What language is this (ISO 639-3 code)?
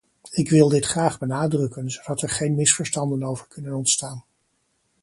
nld